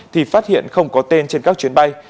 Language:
Vietnamese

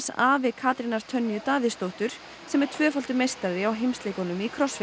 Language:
Icelandic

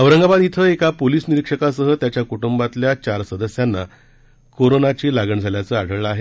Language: Marathi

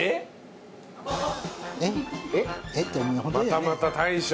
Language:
Japanese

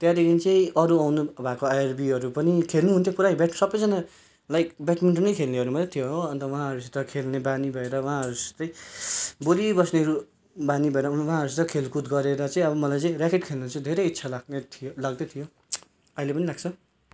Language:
Nepali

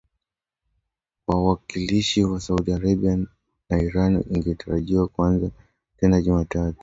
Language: Swahili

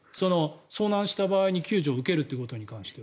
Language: Japanese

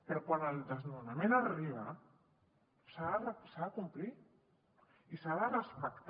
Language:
Catalan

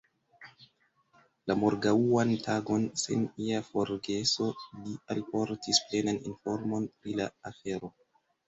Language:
Esperanto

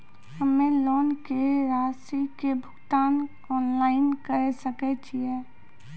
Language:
Maithili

